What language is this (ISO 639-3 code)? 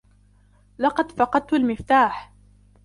ara